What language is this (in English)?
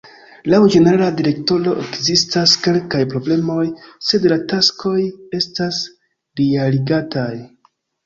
Esperanto